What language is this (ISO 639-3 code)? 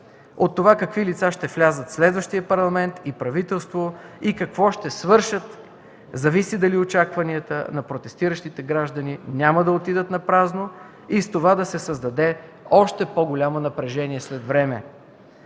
bul